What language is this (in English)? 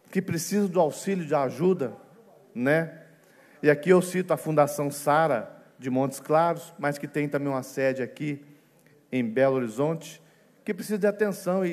Portuguese